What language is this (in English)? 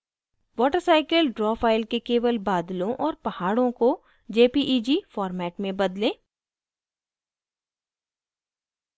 Hindi